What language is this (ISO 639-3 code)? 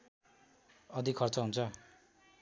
nep